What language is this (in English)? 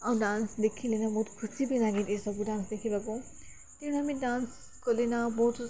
Odia